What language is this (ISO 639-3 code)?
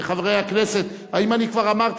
heb